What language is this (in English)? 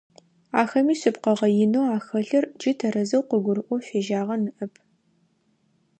Adyghe